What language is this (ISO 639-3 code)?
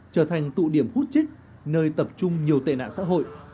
vie